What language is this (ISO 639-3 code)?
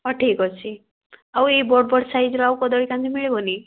ori